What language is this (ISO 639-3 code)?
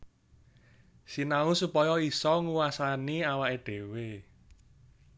jav